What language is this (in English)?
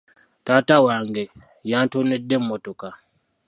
Ganda